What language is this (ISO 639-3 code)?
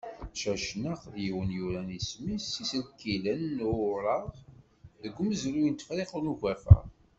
kab